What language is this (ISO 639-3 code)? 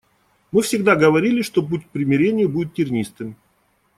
rus